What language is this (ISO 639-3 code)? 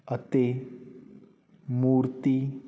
pan